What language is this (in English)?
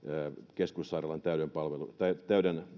Finnish